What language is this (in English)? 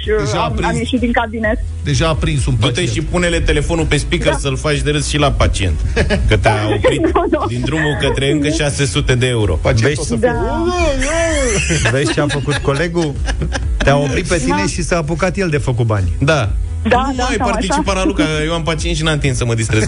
Romanian